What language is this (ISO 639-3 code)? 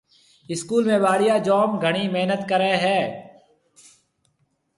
mve